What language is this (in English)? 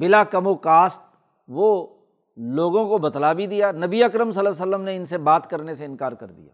Urdu